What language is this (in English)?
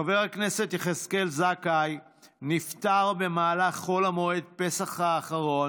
Hebrew